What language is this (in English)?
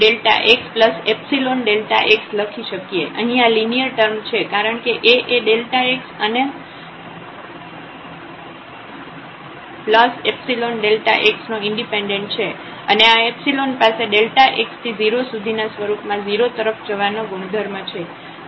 Gujarati